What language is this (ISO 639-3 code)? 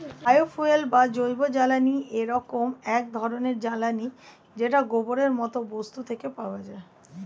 ben